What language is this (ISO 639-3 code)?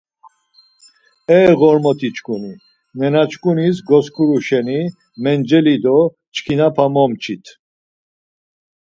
lzz